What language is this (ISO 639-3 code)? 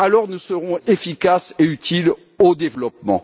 fra